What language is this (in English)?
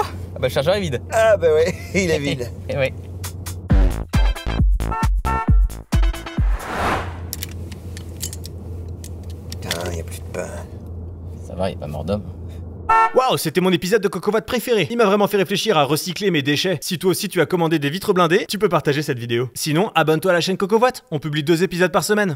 French